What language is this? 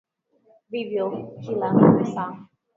Swahili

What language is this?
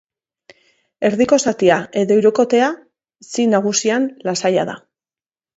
Basque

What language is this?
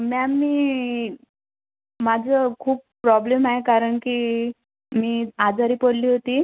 Marathi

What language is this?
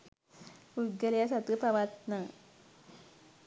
Sinhala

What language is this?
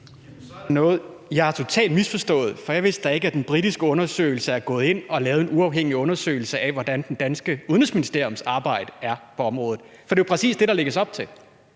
Danish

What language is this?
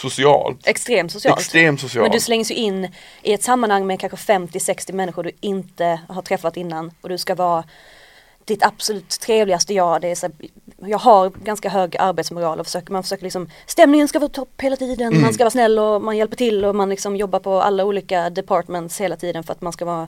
Swedish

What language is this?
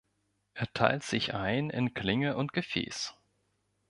German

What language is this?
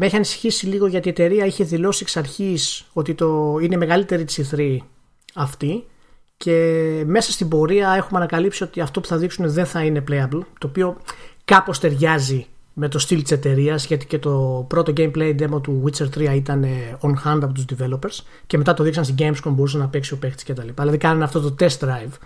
Greek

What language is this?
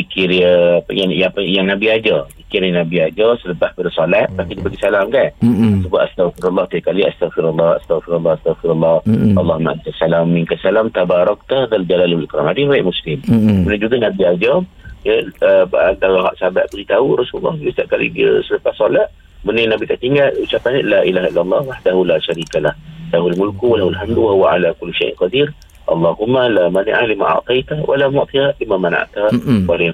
Malay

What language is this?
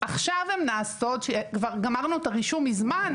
Hebrew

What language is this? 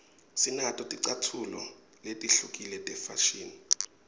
Swati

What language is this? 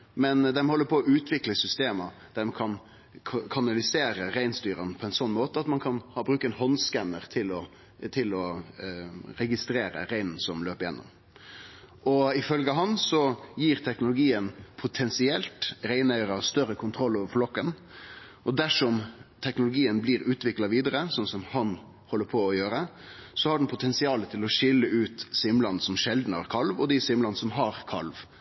Norwegian Nynorsk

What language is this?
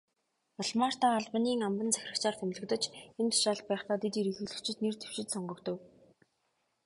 Mongolian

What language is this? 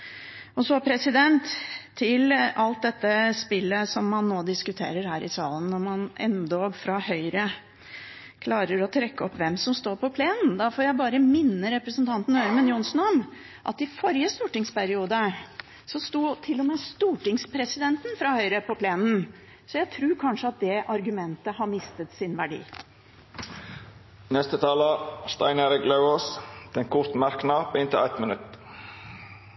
Norwegian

